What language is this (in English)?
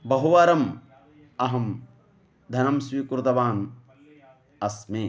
Sanskrit